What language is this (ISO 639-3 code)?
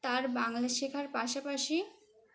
ben